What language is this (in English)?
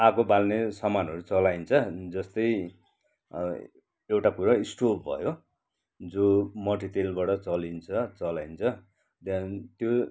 Nepali